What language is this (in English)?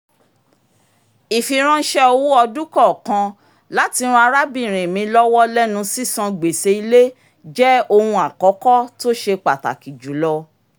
Yoruba